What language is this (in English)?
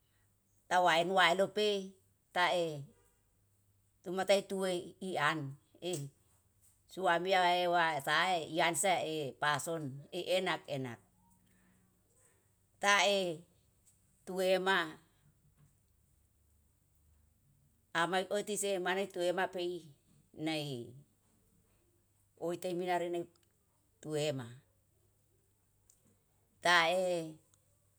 Yalahatan